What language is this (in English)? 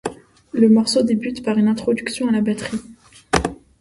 French